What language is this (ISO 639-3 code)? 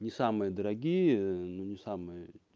rus